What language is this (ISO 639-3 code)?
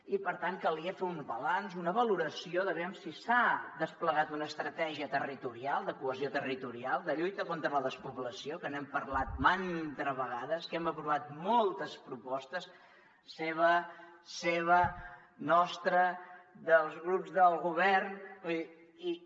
cat